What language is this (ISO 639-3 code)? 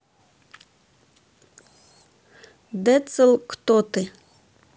rus